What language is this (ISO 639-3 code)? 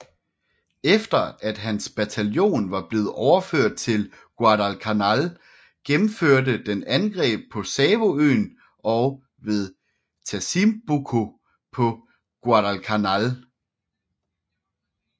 dan